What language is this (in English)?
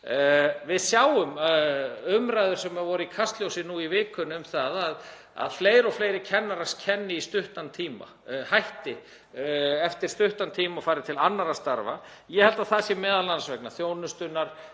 Icelandic